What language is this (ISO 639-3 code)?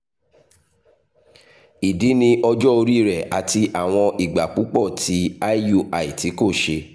yor